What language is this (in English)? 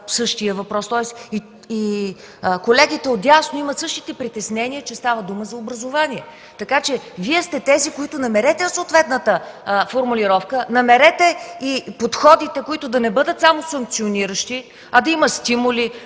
Bulgarian